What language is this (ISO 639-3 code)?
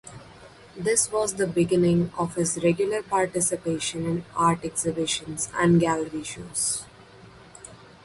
eng